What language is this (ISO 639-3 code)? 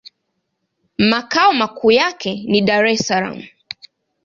swa